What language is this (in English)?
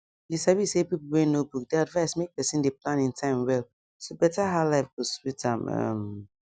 Nigerian Pidgin